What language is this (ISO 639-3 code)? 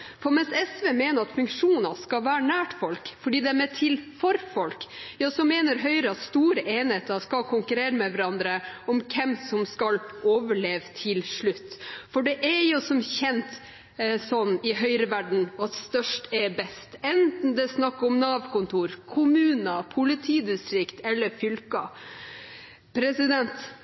nob